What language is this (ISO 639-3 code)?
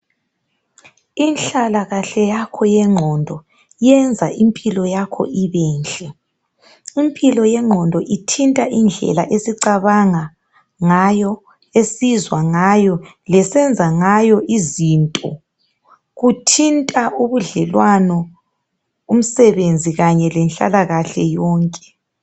nde